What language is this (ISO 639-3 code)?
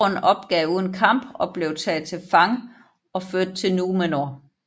dan